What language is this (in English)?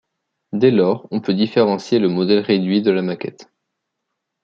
French